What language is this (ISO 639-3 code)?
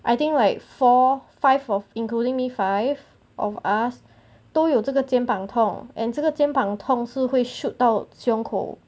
eng